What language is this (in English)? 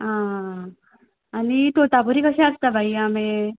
Konkani